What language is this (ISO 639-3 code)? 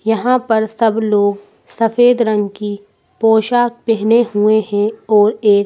hin